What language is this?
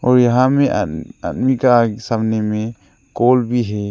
Hindi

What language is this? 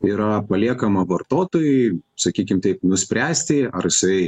Lithuanian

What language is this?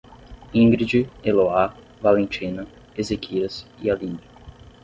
Portuguese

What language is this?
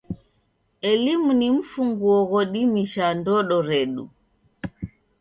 Taita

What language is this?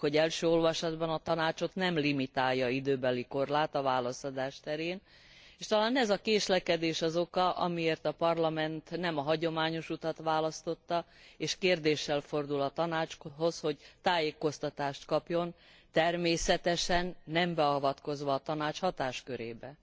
Hungarian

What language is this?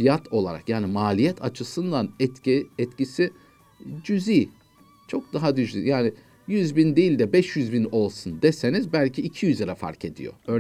Turkish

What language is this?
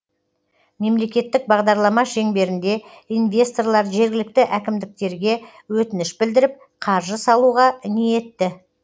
Kazakh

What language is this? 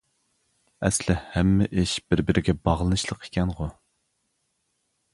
Uyghur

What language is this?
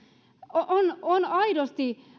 Finnish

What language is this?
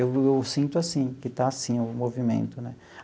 Portuguese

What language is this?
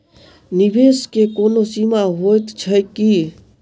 Maithili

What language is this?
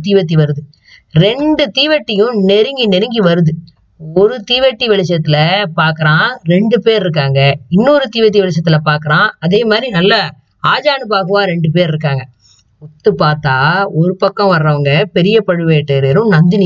Tamil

